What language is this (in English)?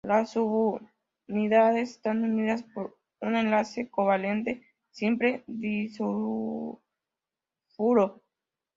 Spanish